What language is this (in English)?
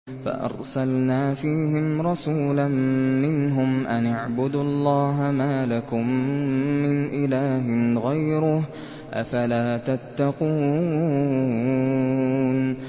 Arabic